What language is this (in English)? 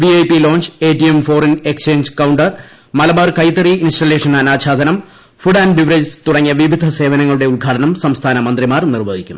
Malayalam